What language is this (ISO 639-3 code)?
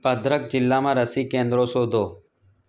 guj